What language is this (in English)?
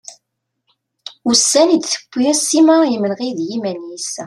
Kabyle